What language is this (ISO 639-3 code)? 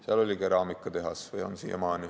est